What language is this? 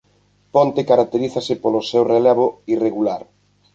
Galician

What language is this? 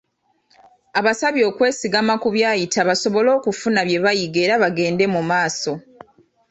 Ganda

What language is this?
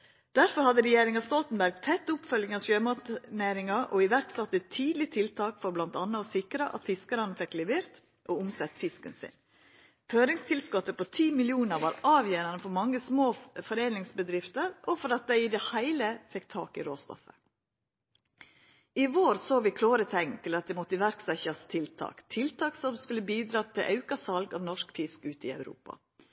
Norwegian Nynorsk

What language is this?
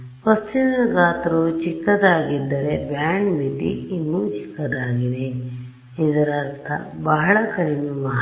Kannada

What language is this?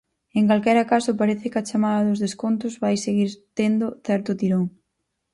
Galician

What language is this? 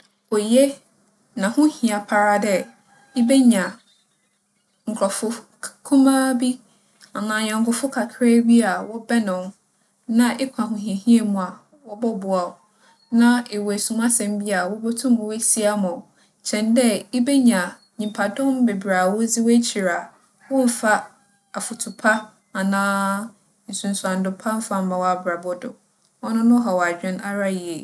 Akan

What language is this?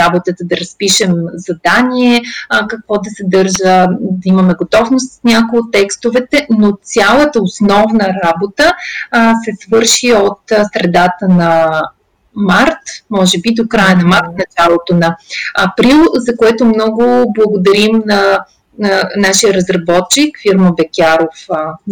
Bulgarian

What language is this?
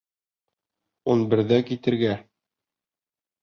Bashkir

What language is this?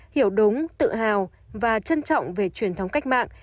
Vietnamese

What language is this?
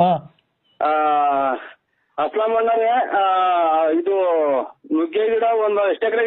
Kannada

